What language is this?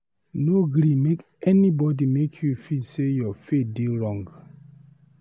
Nigerian Pidgin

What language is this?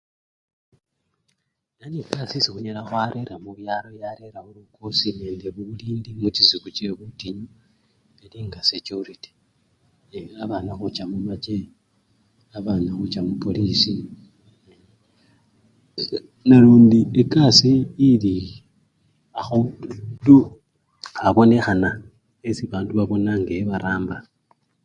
Luyia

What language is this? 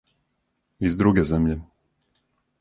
Serbian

